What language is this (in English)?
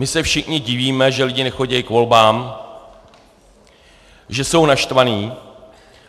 Czech